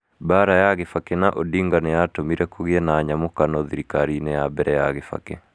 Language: Kikuyu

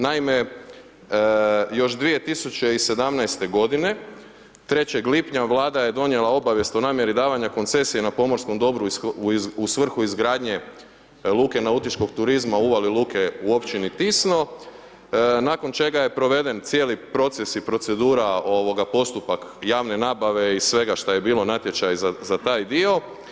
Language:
Croatian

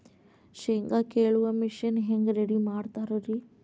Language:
Kannada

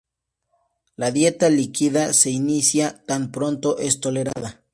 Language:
Spanish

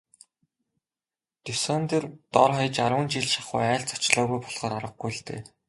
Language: Mongolian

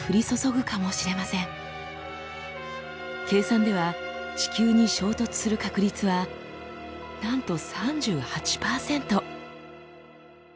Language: Japanese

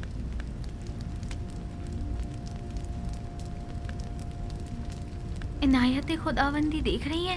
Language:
Hindi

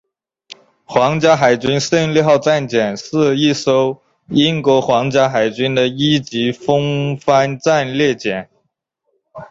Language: Chinese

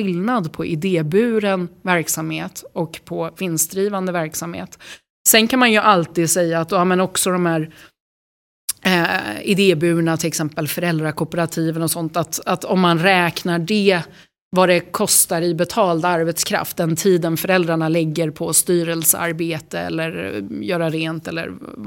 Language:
Swedish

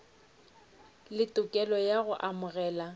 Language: Northern Sotho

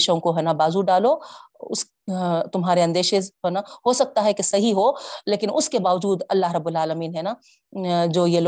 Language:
Urdu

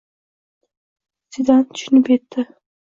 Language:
Uzbek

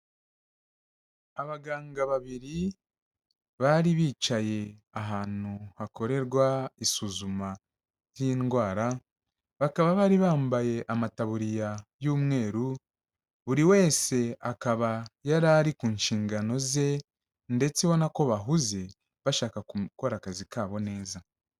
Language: Kinyarwanda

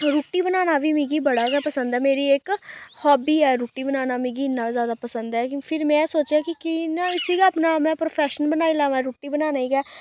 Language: Dogri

